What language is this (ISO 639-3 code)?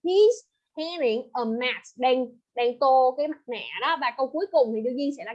vie